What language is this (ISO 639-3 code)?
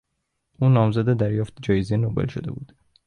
fas